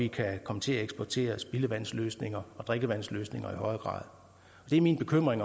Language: Danish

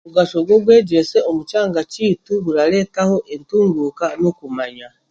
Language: Chiga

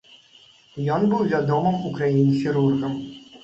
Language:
Belarusian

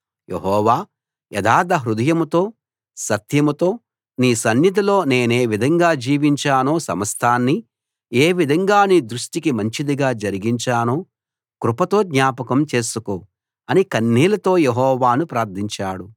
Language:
Telugu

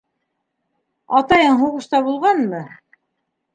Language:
Bashkir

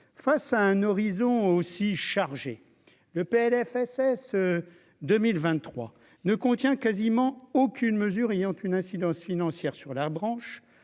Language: French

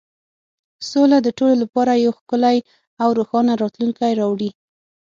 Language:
Pashto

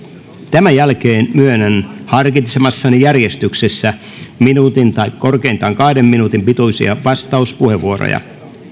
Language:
Finnish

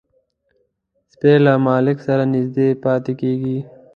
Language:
Pashto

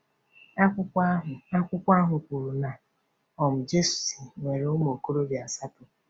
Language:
Igbo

